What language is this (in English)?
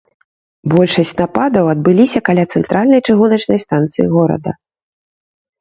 Belarusian